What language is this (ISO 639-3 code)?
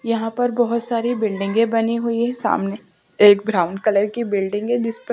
hin